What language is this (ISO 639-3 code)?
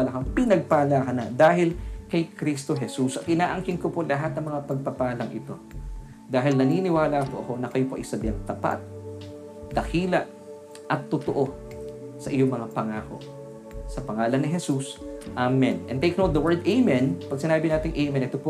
fil